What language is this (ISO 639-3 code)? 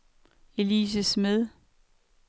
dan